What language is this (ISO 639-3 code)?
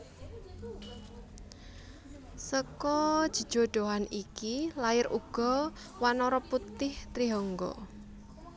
jav